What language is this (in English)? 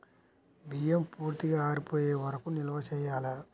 Telugu